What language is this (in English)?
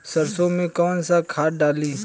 Bhojpuri